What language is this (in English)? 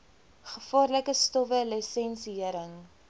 Afrikaans